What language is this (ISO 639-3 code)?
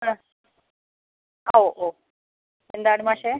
mal